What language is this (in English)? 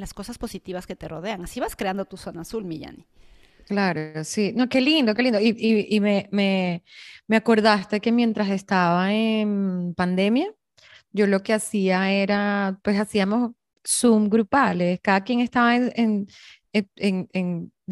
Spanish